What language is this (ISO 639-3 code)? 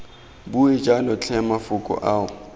tsn